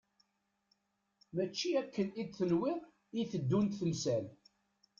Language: Kabyle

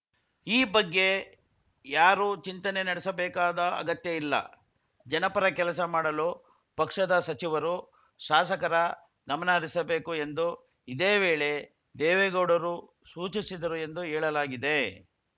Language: Kannada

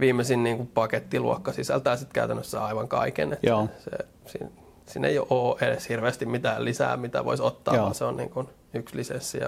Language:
Finnish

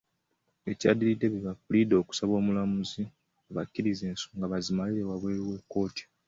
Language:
Ganda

